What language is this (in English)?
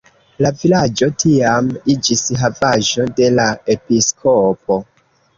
Esperanto